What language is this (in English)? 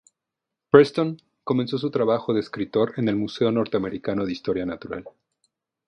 Spanish